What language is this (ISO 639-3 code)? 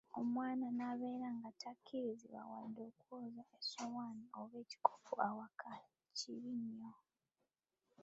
lug